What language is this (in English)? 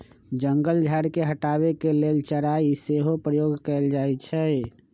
Magahi